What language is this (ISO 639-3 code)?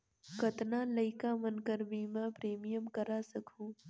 hne